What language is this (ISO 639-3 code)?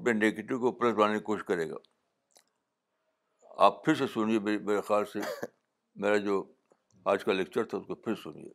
urd